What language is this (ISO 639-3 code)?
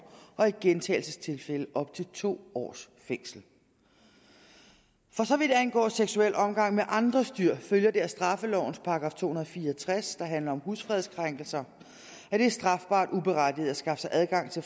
dan